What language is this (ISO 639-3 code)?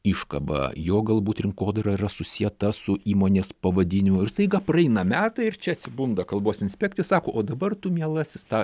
lit